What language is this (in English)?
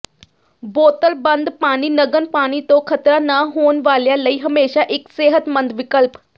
Punjabi